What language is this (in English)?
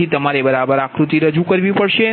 Gujarati